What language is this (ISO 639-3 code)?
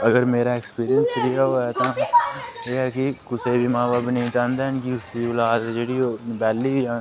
doi